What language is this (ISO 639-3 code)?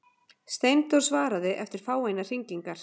isl